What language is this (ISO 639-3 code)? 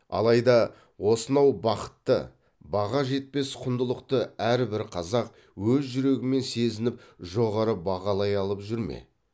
kaz